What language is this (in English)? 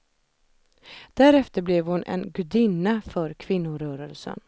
Swedish